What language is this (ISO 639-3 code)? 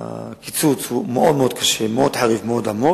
heb